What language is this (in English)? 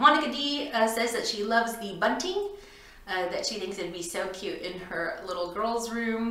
English